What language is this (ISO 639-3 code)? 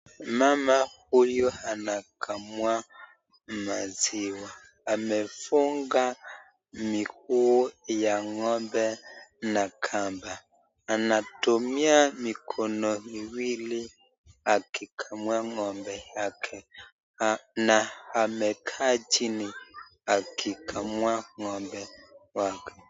swa